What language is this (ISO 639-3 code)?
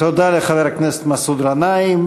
heb